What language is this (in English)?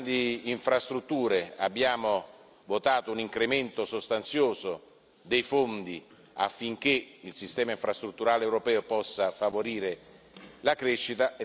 Italian